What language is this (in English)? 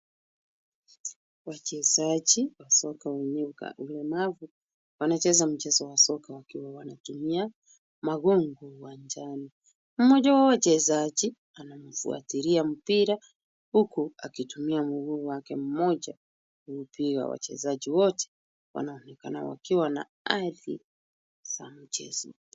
Swahili